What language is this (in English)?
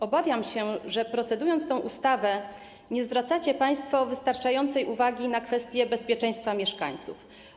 Polish